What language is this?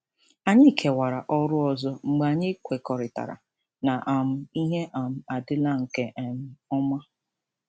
Igbo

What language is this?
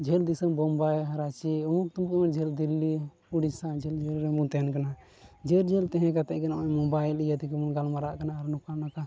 Santali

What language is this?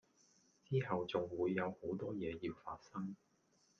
Cantonese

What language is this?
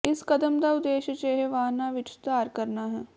Punjabi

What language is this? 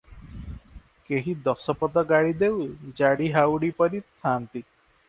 Odia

